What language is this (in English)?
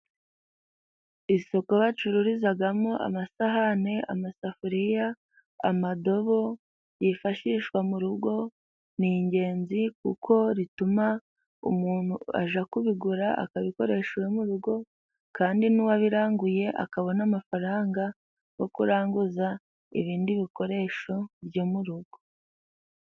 Kinyarwanda